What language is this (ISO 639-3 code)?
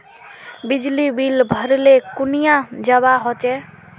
mag